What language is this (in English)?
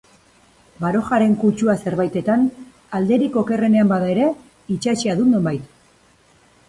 Basque